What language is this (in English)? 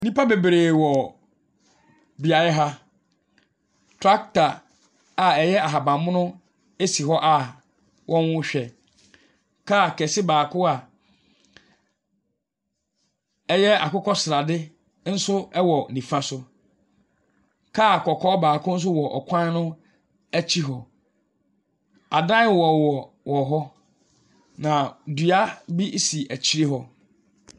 Akan